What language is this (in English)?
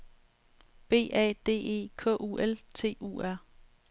Danish